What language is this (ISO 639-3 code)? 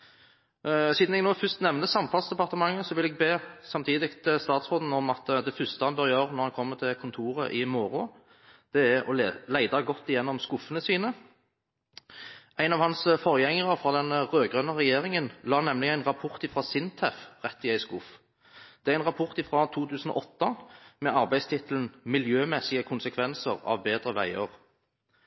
nob